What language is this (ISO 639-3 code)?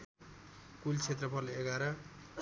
nep